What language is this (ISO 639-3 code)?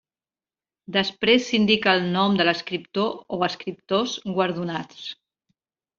cat